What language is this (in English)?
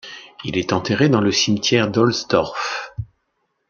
French